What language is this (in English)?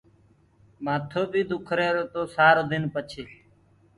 Gurgula